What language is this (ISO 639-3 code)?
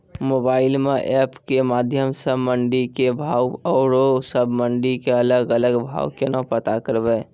mai